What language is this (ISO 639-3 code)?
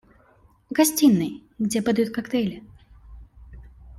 rus